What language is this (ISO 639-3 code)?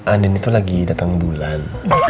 ind